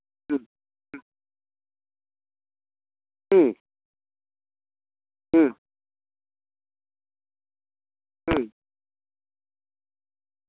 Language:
Santali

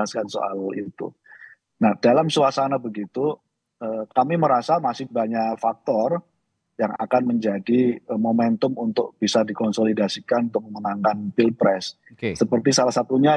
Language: Indonesian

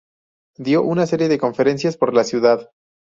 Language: Spanish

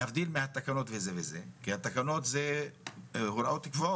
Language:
Hebrew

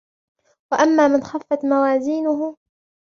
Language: Arabic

